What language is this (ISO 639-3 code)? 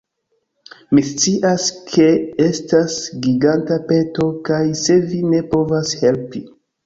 epo